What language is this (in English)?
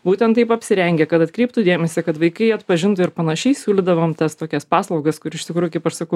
Lithuanian